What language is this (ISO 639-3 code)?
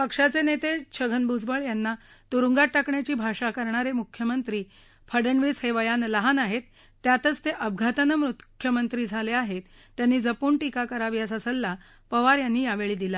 mar